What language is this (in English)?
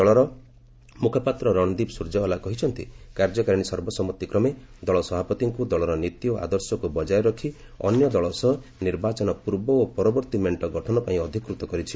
Odia